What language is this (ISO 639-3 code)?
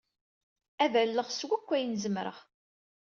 kab